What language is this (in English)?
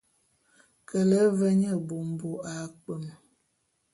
Bulu